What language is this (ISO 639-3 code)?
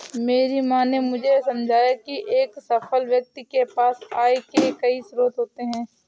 hin